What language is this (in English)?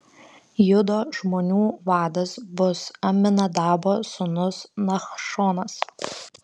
Lithuanian